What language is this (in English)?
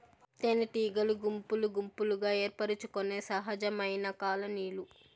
Telugu